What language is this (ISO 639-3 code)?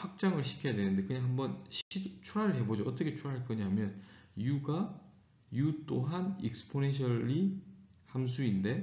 kor